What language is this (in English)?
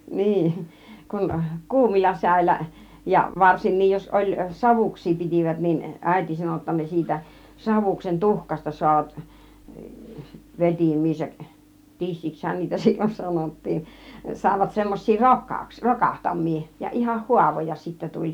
Finnish